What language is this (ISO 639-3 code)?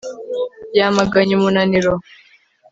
kin